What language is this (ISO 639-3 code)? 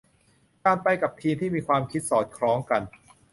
tha